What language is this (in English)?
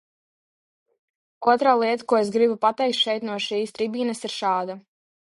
Latvian